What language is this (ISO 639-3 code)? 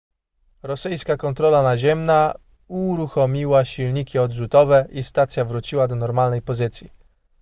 pol